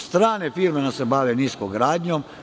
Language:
Serbian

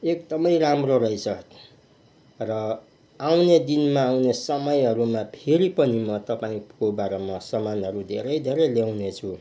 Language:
Nepali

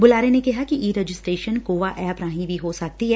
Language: Punjabi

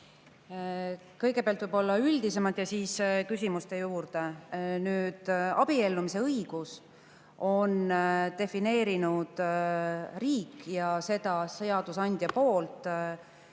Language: Estonian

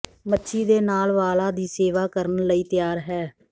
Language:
Punjabi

